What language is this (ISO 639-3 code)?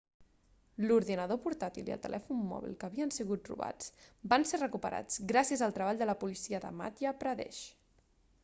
cat